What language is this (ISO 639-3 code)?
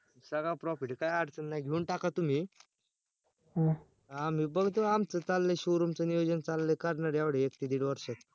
mar